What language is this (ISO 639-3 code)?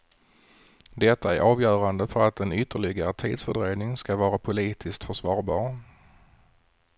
swe